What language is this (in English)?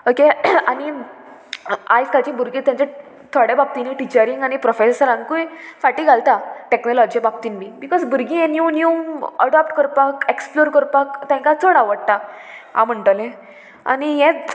Konkani